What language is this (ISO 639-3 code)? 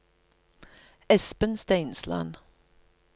nor